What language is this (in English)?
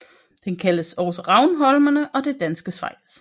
Danish